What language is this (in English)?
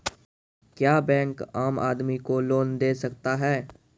Maithili